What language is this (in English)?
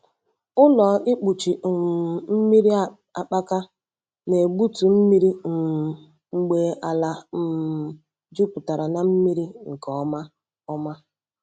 Igbo